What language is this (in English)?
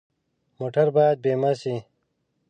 Pashto